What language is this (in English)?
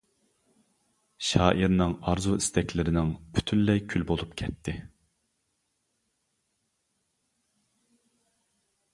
Uyghur